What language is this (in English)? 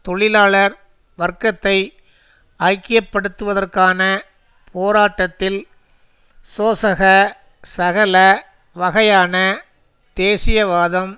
Tamil